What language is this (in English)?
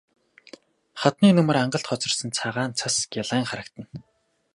Mongolian